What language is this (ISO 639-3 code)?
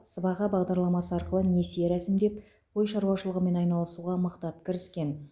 kaz